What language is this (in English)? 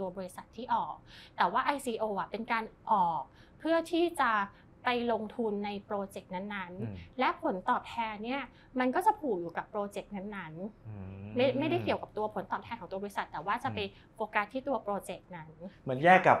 Thai